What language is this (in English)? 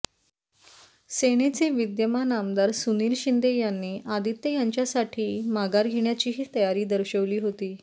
Marathi